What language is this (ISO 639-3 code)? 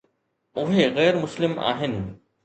snd